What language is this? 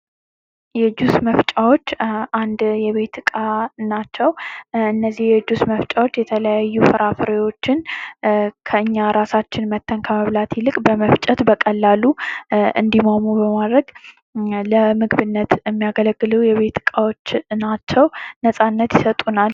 Amharic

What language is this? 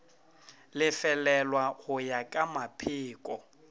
Northern Sotho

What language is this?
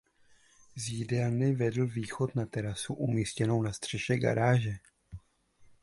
Czech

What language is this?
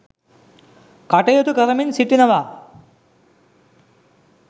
Sinhala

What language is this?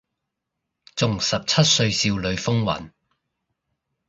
Cantonese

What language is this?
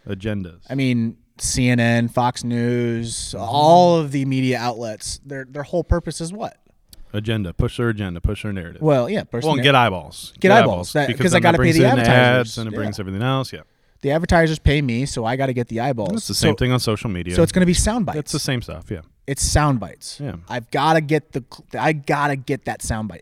English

